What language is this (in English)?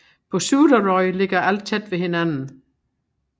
Danish